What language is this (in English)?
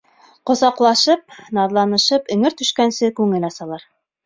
Bashkir